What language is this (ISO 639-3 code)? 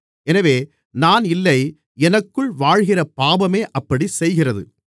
tam